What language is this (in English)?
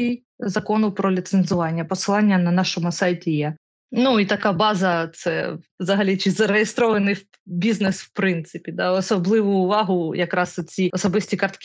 Ukrainian